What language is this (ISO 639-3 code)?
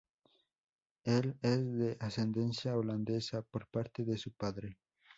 spa